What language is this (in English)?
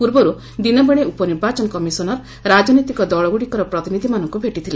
Odia